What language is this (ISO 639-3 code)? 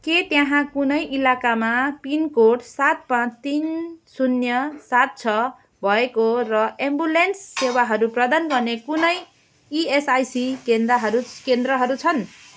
nep